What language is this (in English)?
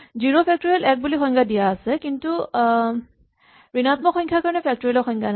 Assamese